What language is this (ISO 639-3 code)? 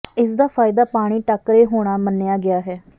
pan